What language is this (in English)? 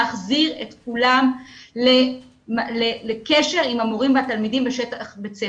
Hebrew